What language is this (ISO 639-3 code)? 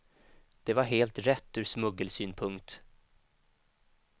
swe